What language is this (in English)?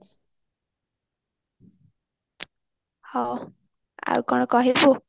Odia